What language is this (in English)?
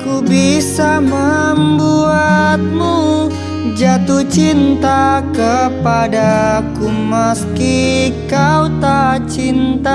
Indonesian